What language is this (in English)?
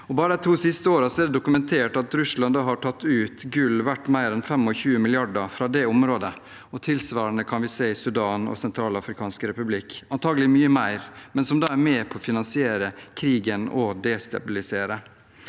Norwegian